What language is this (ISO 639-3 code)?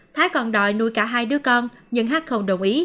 vie